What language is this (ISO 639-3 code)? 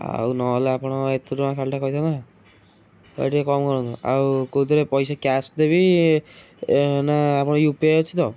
ori